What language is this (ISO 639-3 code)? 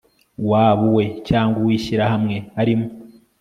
kin